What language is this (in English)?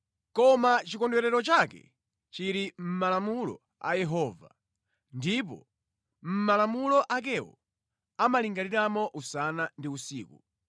Nyanja